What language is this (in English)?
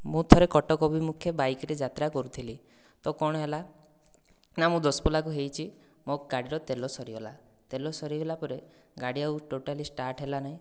Odia